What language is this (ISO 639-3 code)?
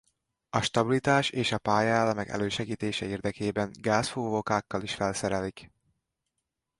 hun